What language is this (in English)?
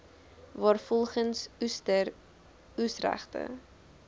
Afrikaans